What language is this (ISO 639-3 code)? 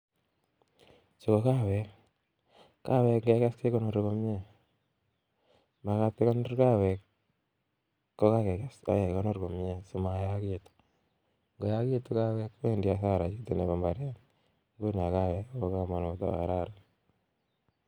kln